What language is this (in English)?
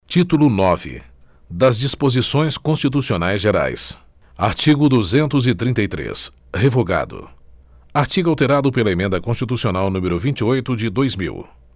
Portuguese